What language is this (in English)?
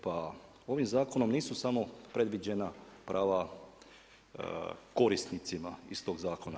Croatian